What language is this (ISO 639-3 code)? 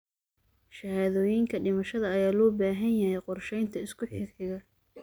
som